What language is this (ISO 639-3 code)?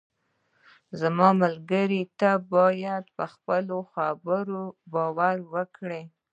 pus